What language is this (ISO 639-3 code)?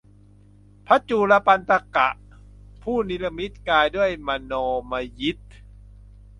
tha